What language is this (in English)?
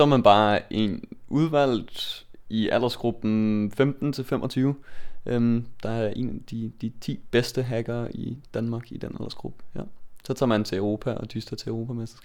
Danish